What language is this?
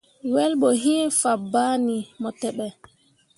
Mundang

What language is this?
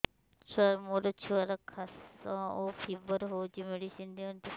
Odia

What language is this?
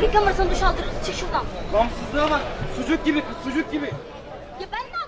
Turkish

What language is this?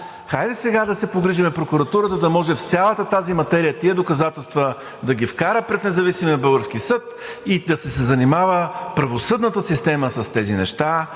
Bulgarian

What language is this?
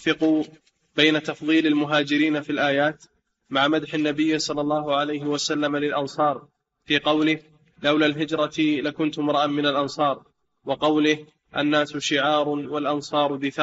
Arabic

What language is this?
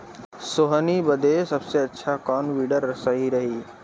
Bhojpuri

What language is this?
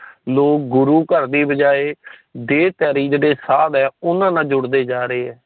Punjabi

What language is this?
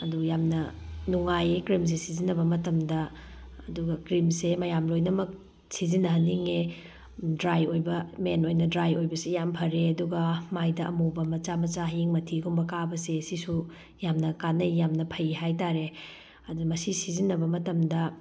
Manipuri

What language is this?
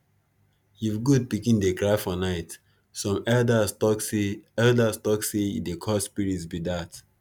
Nigerian Pidgin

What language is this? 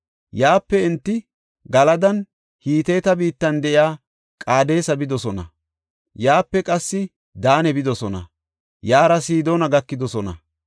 Gofa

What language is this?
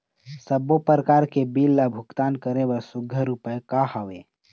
Chhattisgarhi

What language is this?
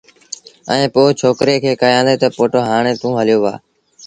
Sindhi Bhil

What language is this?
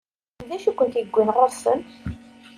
Kabyle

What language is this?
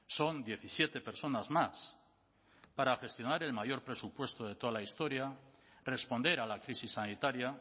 Spanish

